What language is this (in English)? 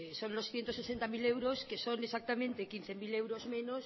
Spanish